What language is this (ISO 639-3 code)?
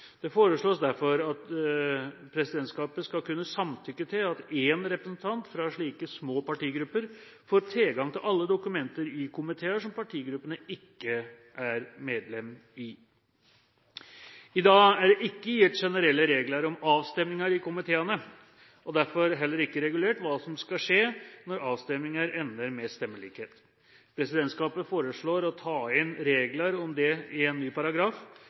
nob